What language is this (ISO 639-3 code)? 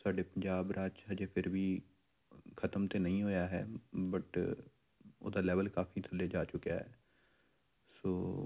pan